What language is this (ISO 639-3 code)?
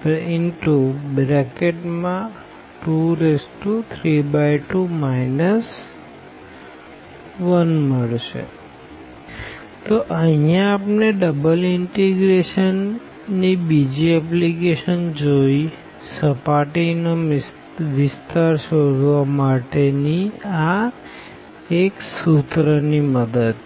guj